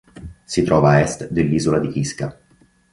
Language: Italian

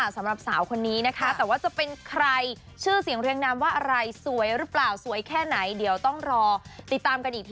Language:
Thai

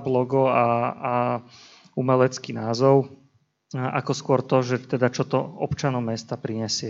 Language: Slovak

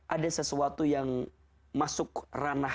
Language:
Indonesian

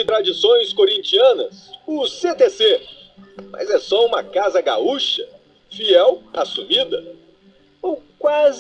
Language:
Portuguese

